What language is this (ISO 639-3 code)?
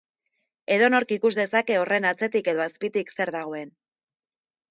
eus